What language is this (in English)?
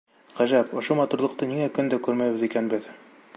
Bashkir